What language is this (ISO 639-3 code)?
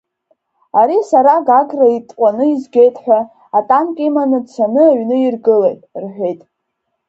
abk